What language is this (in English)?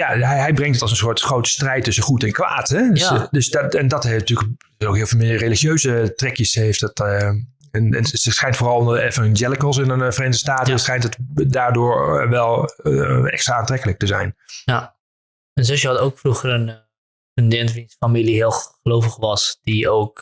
Dutch